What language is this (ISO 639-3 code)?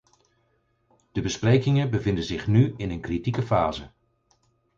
nld